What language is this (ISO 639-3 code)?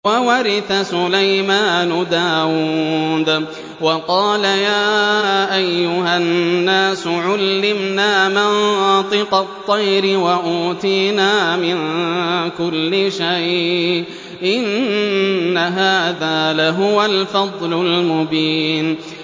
ara